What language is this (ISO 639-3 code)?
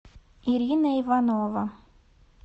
rus